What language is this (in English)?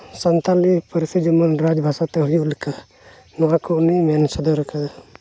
Santali